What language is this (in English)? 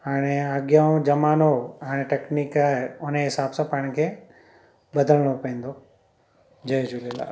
Sindhi